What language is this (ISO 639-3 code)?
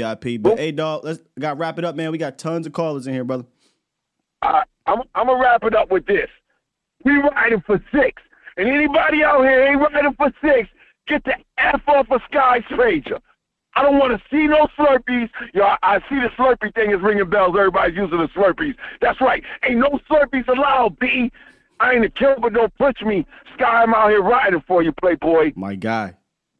eng